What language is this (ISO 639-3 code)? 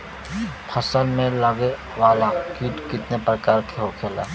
bho